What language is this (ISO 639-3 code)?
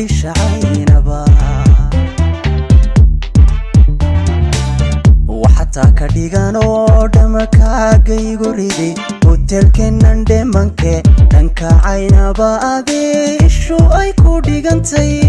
nld